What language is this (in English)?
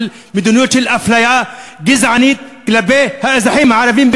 Hebrew